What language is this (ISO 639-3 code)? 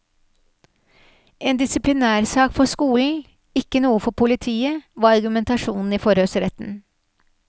nor